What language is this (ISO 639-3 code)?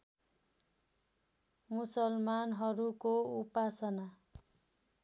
nep